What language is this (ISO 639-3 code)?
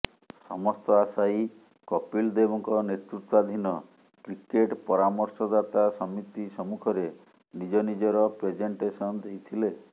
ori